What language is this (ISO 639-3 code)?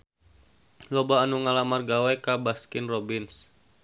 sun